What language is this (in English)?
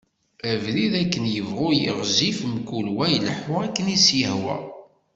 Kabyle